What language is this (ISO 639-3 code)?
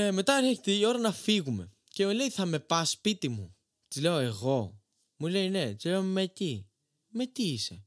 ell